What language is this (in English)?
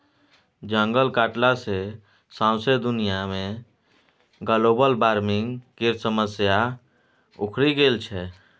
Maithili